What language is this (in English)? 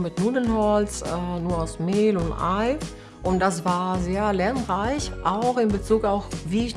German